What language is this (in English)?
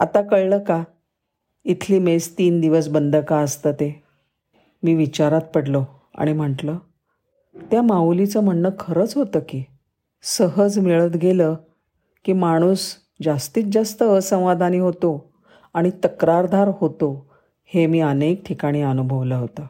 Marathi